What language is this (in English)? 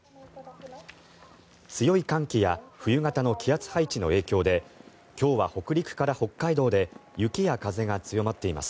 Japanese